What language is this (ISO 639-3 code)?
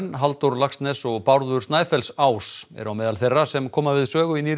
isl